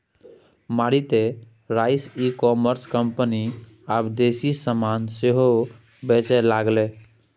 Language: Maithili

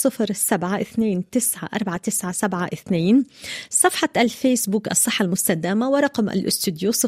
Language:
Arabic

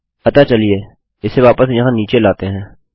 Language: Hindi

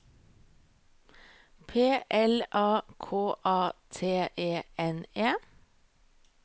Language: Norwegian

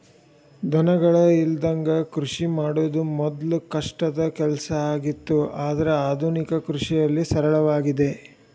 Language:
Kannada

